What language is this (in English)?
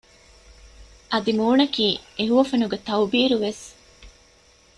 Divehi